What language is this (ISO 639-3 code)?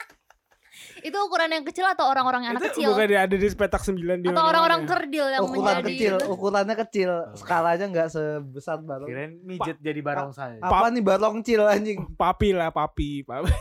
ind